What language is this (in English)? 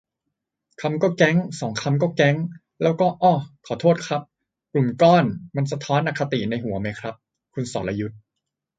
Thai